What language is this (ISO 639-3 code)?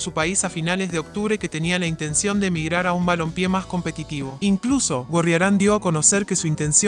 spa